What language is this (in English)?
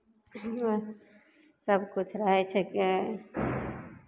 Maithili